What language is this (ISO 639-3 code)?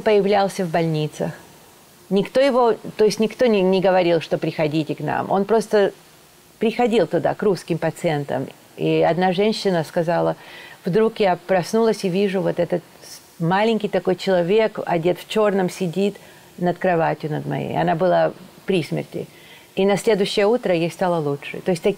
rus